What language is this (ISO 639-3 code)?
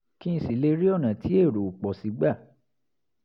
yor